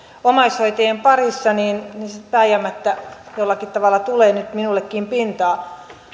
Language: Finnish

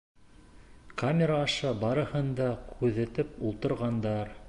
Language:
Bashkir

